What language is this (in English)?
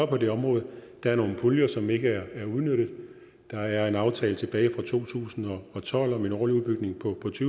Danish